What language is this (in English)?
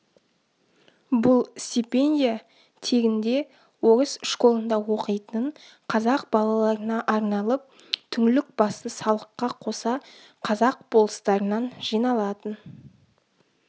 Kazakh